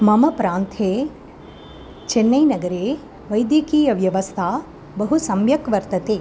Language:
Sanskrit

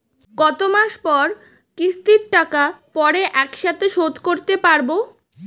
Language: Bangla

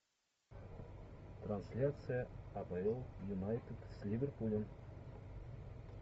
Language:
Russian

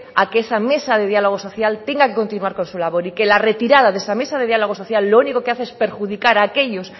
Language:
Spanish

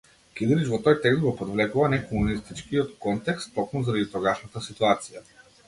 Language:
Macedonian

